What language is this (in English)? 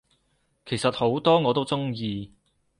Cantonese